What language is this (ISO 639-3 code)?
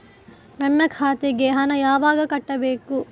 kan